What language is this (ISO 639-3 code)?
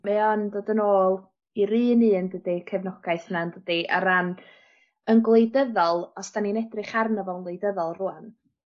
cym